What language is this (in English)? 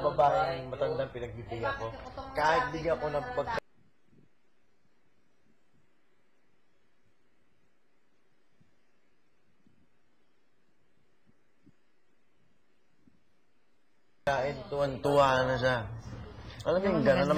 Filipino